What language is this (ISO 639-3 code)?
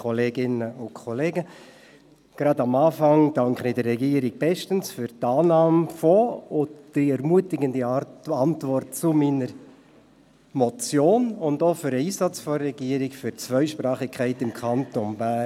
gsw